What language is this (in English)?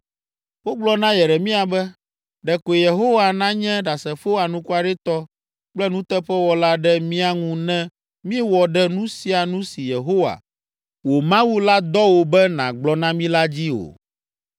Ewe